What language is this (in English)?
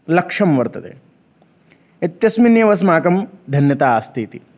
Sanskrit